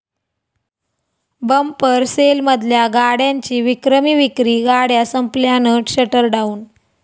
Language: Marathi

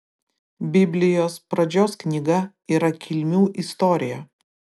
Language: Lithuanian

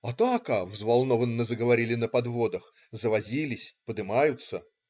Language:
Russian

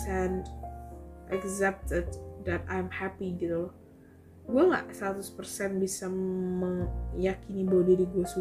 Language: Indonesian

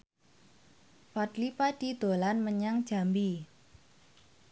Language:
Javanese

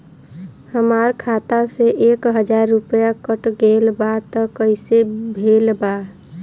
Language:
Bhojpuri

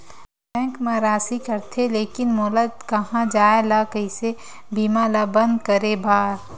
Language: Chhattisgarhi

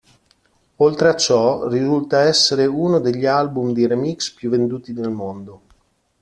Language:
Italian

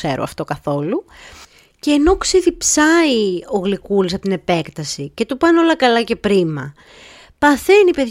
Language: Greek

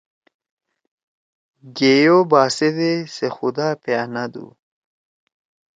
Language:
Torwali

